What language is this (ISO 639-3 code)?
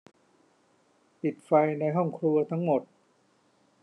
tha